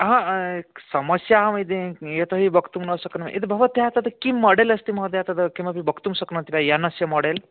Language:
Sanskrit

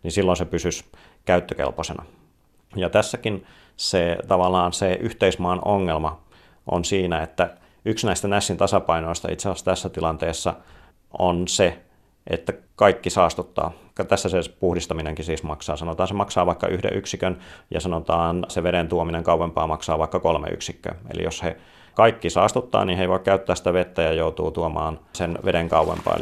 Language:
Finnish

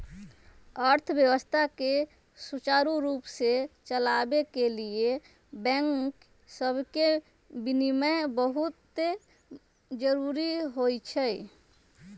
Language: Magahi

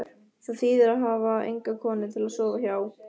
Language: Icelandic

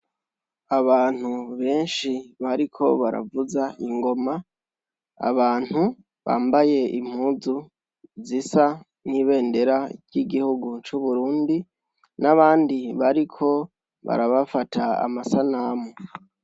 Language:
Rundi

